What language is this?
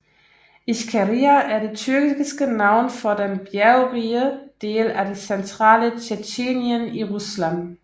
Danish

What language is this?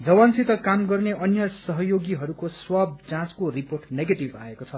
Nepali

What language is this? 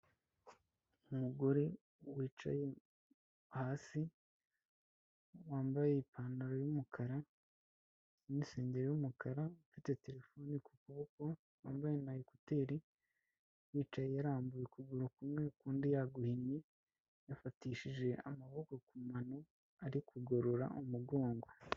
Kinyarwanda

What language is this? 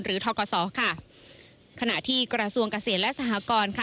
Thai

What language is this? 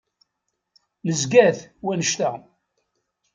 Kabyle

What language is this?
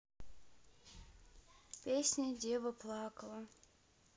Russian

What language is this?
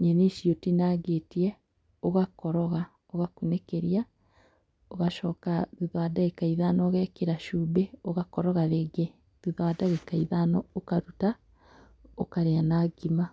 Kikuyu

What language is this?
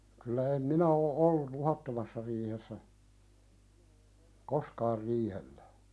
Finnish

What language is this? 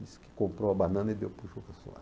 Portuguese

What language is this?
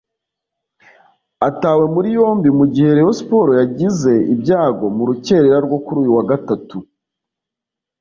Kinyarwanda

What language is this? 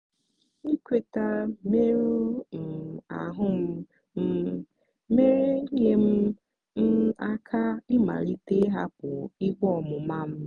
Igbo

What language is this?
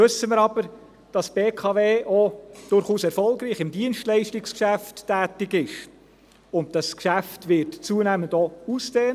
Swiss German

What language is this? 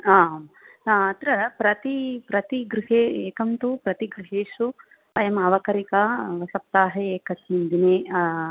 Sanskrit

